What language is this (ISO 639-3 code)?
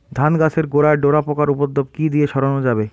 ben